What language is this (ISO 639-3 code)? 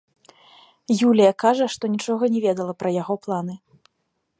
bel